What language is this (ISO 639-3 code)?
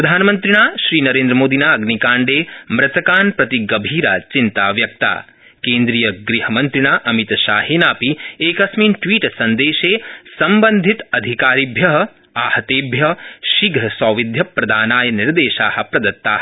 san